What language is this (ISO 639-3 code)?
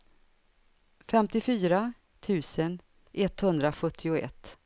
swe